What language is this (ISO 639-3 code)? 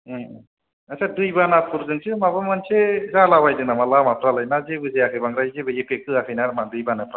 brx